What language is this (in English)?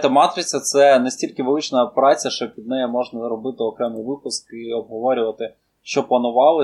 Ukrainian